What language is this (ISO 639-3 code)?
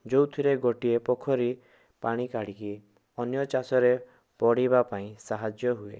ori